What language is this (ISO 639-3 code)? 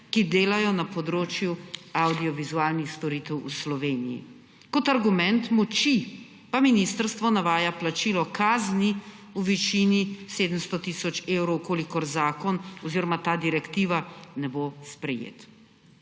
slv